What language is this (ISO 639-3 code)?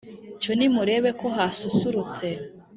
kin